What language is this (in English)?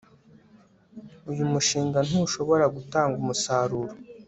Kinyarwanda